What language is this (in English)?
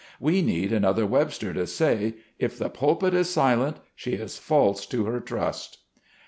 English